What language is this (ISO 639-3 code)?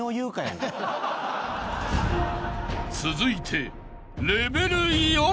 jpn